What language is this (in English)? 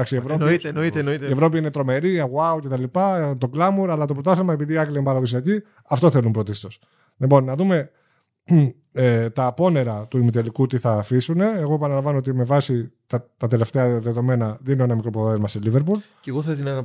Greek